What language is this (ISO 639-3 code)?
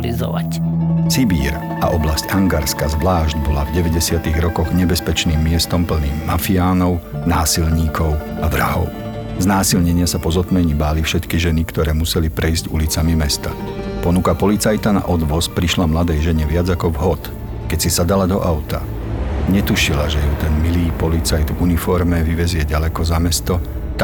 slk